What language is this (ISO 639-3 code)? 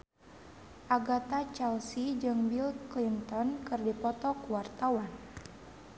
sun